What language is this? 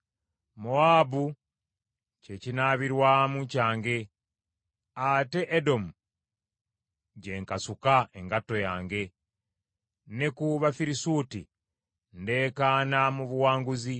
Ganda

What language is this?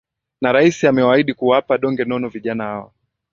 Swahili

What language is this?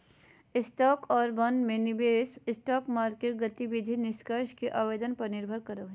Magahi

